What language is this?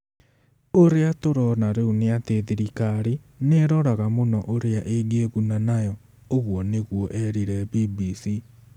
Kikuyu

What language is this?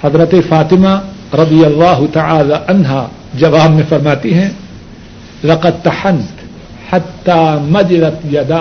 Urdu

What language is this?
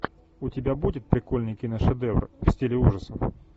Russian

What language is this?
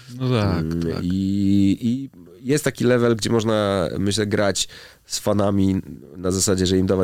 Polish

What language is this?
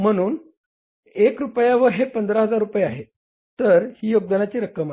Marathi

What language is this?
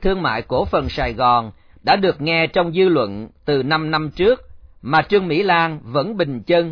Vietnamese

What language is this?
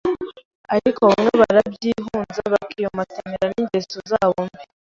Kinyarwanda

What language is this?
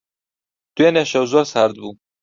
Central Kurdish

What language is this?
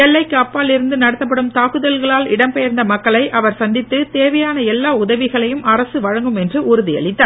Tamil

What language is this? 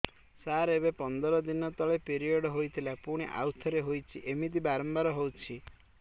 Odia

